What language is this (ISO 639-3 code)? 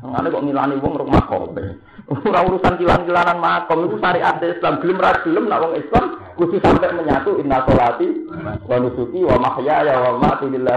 ind